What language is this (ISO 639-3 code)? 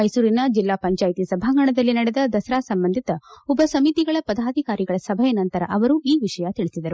kan